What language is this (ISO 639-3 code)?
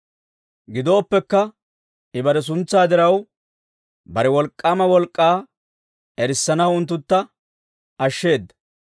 dwr